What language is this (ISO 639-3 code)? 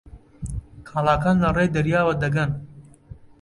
ckb